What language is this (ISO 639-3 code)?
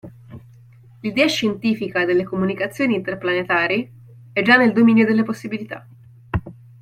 ita